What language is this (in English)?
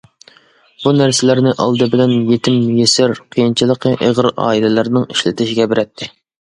Uyghur